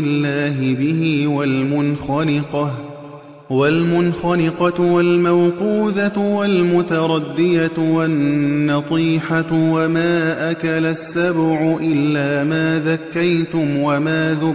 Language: Arabic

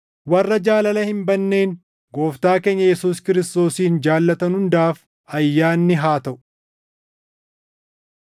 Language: Oromo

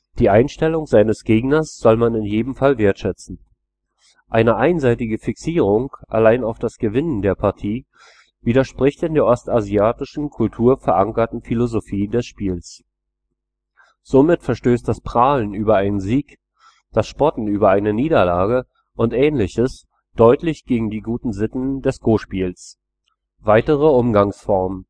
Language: German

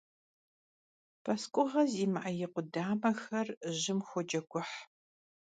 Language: Kabardian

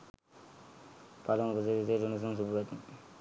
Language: Sinhala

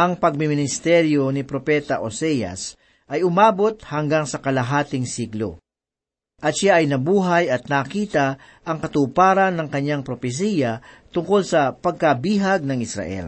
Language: Filipino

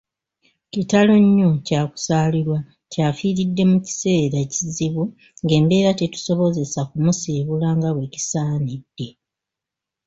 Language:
Ganda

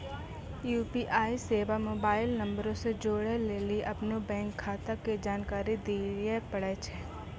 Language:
Maithili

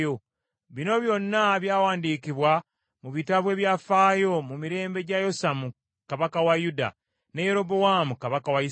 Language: Ganda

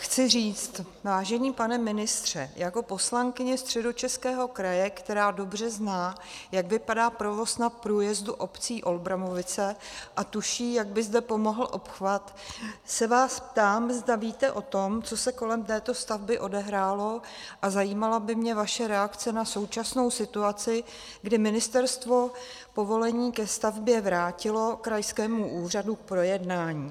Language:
Czech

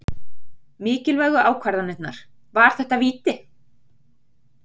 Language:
Icelandic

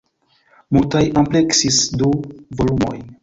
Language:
Esperanto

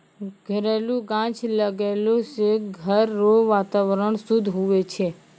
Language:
Maithili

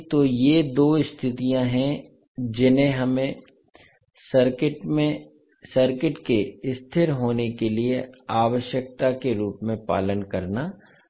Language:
Hindi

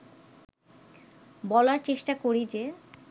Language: Bangla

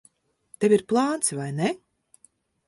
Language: Latvian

